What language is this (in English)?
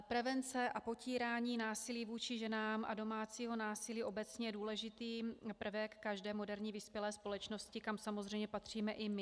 Czech